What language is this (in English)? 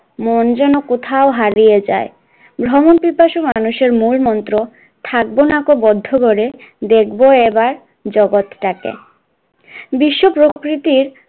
Bangla